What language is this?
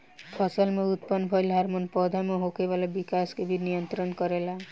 Bhojpuri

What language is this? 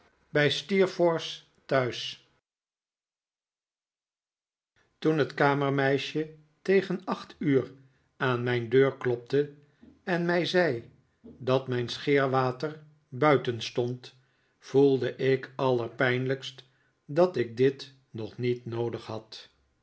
Dutch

